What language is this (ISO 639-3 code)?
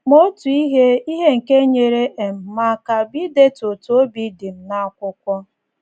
ibo